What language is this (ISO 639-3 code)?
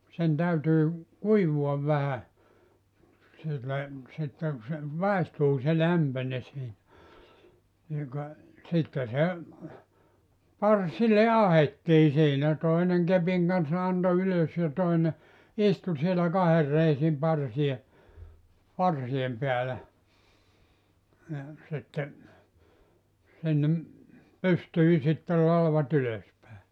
fin